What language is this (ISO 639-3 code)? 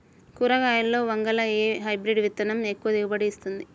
tel